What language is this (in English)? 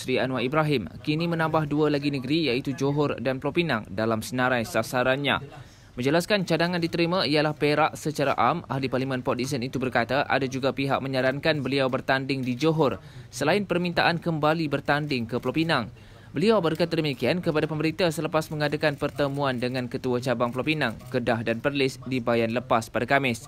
Malay